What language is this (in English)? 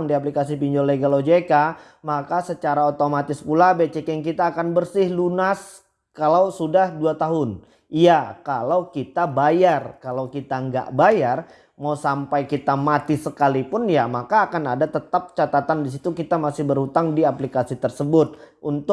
Indonesian